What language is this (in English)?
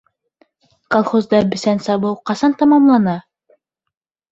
Bashkir